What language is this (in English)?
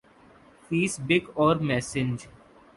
Urdu